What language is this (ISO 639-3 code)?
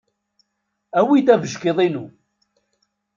kab